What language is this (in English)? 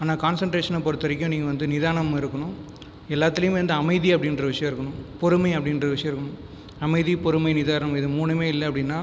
Tamil